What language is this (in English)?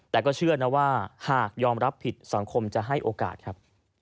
Thai